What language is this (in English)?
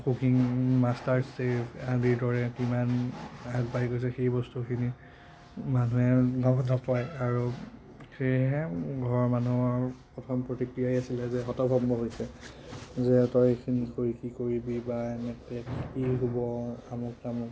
Assamese